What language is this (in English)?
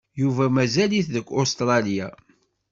Kabyle